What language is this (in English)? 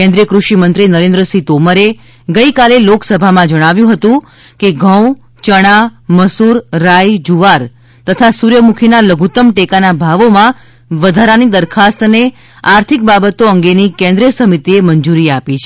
Gujarati